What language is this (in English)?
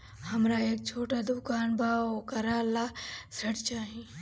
Bhojpuri